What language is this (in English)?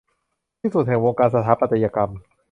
Thai